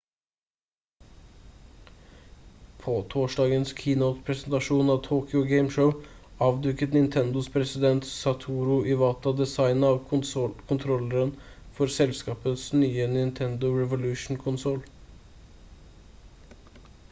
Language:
Norwegian Bokmål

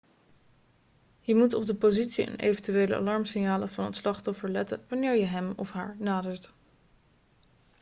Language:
Dutch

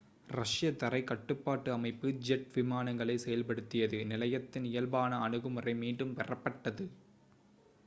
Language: Tamil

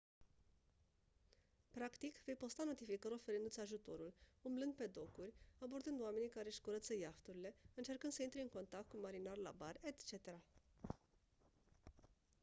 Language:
Romanian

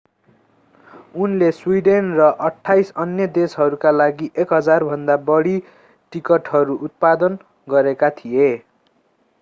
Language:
Nepali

